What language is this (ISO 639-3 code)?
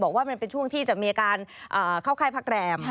tha